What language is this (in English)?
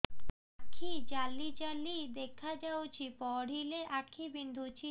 Odia